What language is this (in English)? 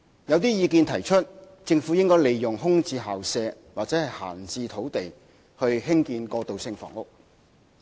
Cantonese